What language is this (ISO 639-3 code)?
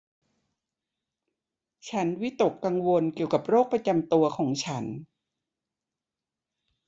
tha